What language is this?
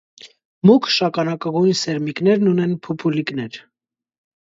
Armenian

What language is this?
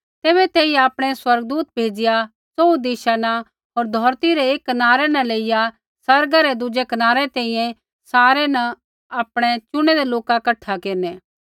Kullu Pahari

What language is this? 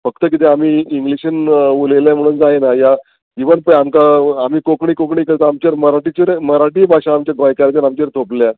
Konkani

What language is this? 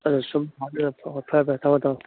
Manipuri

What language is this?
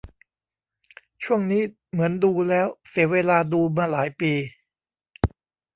Thai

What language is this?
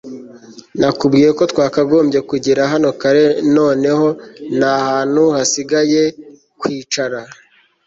Kinyarwanda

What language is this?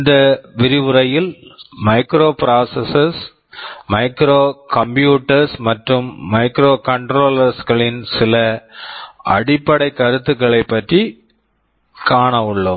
Tamil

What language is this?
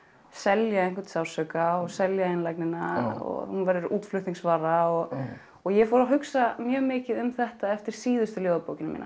Icelandic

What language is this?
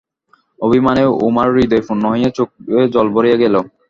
Bangla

